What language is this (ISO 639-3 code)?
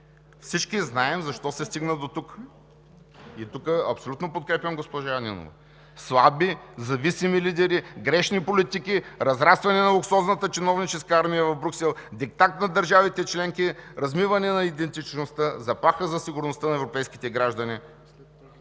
bul